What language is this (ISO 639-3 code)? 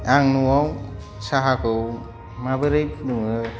brx